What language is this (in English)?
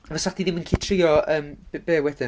Welsh